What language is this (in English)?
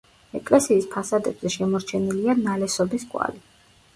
Georgian